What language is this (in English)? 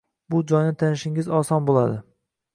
Uzbek